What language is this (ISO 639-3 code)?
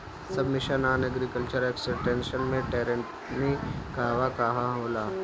bho